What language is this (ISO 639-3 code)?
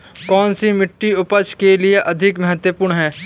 hin